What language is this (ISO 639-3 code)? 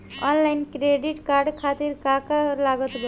bho